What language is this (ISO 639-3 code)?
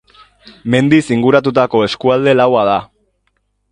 eus